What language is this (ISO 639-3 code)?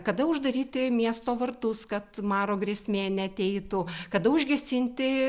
lit